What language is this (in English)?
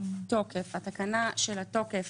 Hebrew